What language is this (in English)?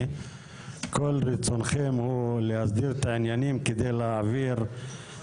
Hebrew